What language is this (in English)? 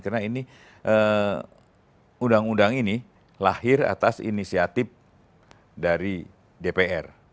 Indonesian